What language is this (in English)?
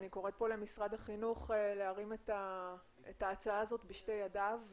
Hebrew